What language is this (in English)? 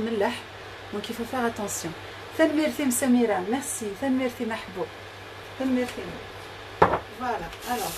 French